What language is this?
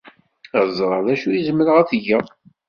Kabyle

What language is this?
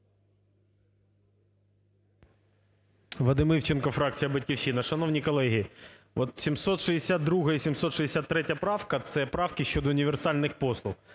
Ukrainian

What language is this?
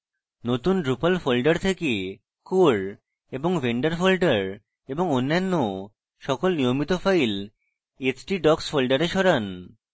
Bangla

